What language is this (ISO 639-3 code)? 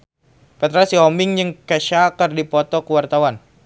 sun